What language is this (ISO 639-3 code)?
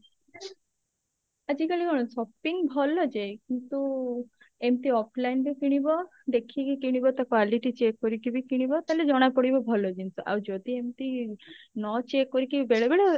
ori